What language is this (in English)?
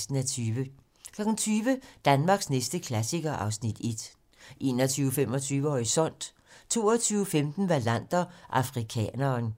Danish